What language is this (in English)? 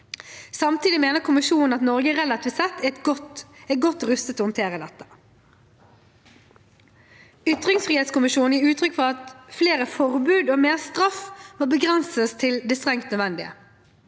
Norwegian